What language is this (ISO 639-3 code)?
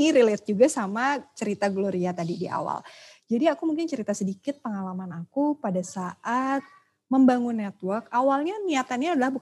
ind